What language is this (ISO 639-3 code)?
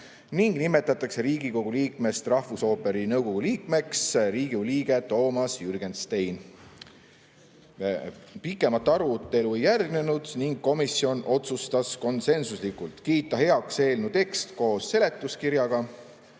est